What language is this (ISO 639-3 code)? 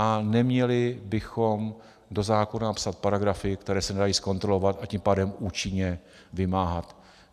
ces